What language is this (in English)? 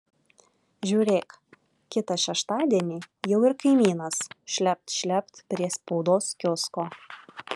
Lithuanian